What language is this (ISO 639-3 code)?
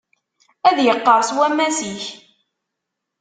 kab